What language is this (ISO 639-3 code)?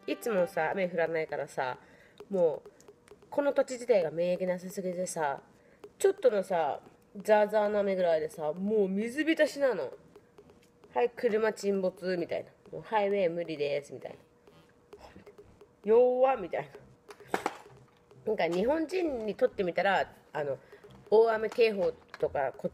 jpn